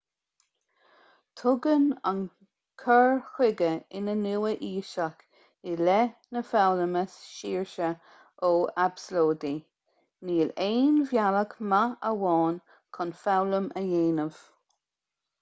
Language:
Irish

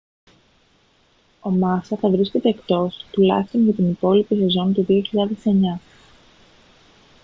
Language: Greek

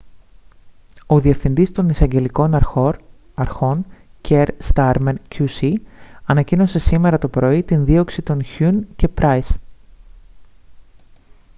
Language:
Greek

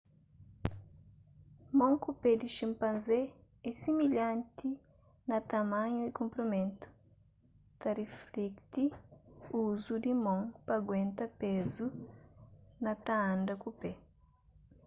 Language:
Kabuverdianu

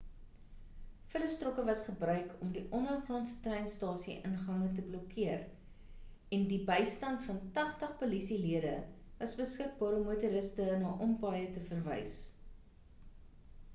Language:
Afrikaans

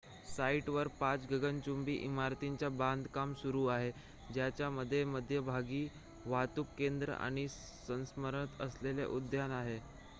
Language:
Marathi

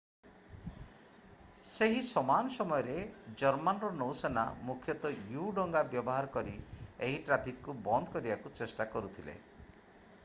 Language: Odia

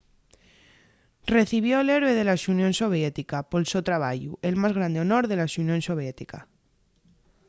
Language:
Asturian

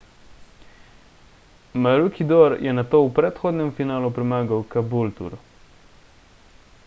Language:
Slovenian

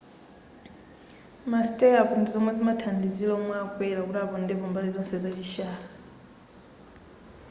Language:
Nyanja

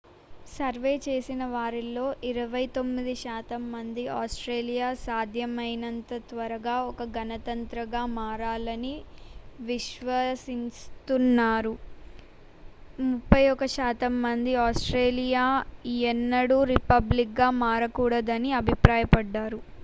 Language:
Telugu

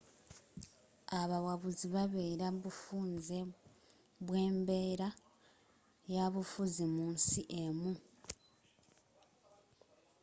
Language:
Ganda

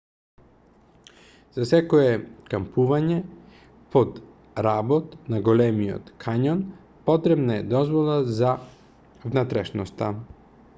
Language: Macedonian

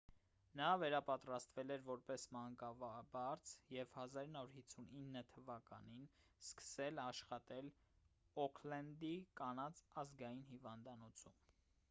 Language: Armenian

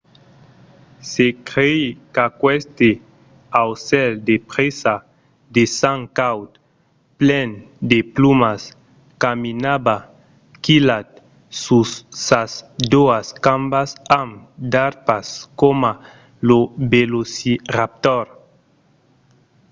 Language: Occitan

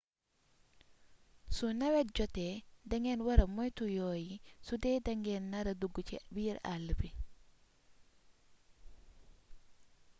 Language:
Wolof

